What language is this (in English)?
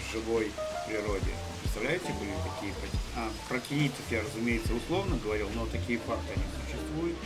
Russian